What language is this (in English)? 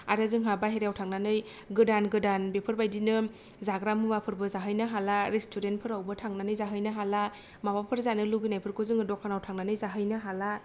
Bodo